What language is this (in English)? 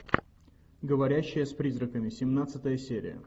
Russian